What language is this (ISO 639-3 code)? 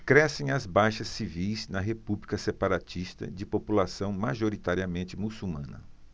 por